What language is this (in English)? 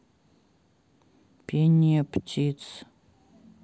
Russian